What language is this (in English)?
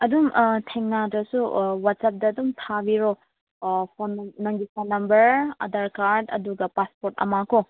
Manipuri